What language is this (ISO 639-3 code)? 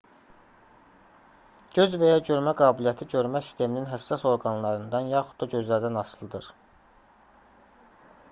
aze